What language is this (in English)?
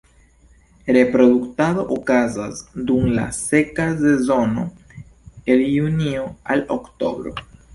Esperanto